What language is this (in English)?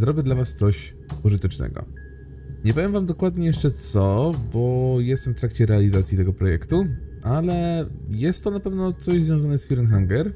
Polish